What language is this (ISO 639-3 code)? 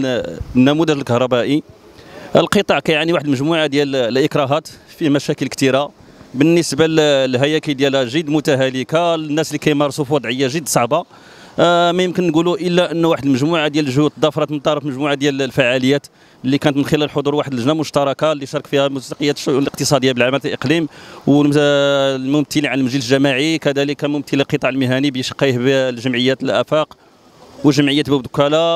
ara